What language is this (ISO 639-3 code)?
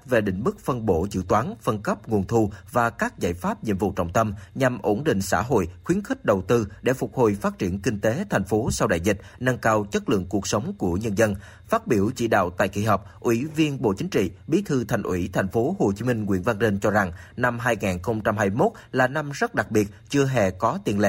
vie